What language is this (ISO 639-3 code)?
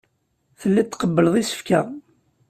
kab